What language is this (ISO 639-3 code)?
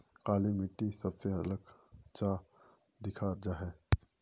mag